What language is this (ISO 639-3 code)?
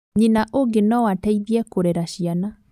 kik